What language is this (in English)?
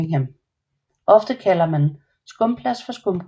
Danish